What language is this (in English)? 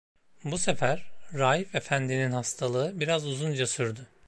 Turkish